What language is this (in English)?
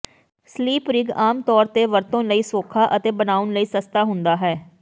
Punjabi